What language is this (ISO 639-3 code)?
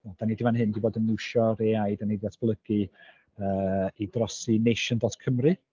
cym